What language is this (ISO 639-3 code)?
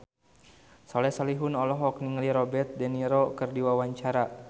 sun